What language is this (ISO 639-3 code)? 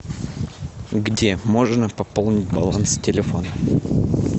rus